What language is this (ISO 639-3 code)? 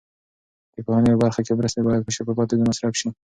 pus